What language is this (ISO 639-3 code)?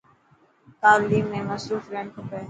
mki